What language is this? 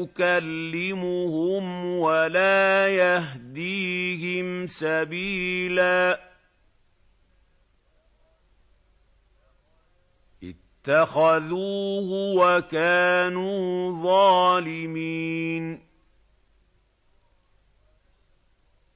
Arabic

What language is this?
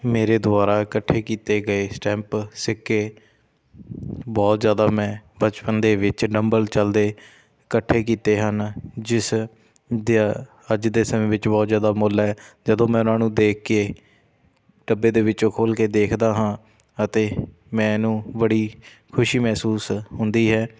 Punjabi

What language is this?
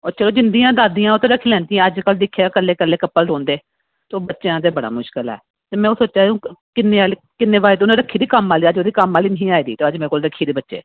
Dogri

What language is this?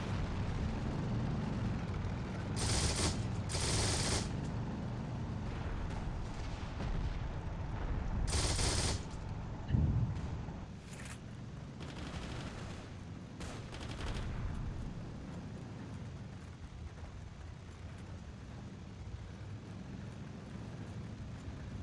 French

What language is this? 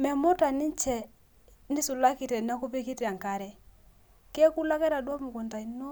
Masai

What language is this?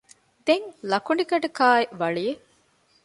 Divehi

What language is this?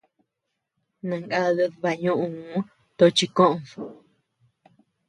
Tepeuxila Cuicatec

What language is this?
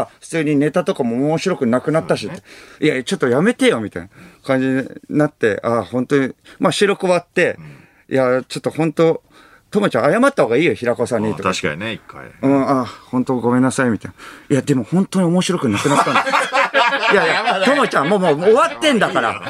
Japanese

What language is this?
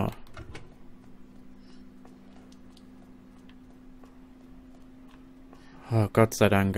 German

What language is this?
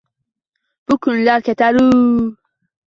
Uzbek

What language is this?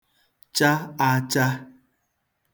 Igbo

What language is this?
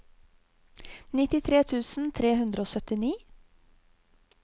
Norwegian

